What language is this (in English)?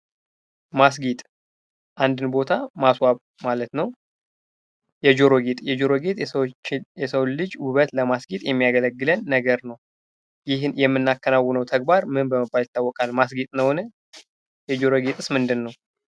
Amharic